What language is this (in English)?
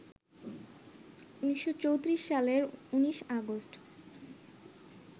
Bangla